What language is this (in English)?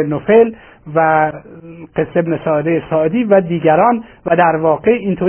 Persian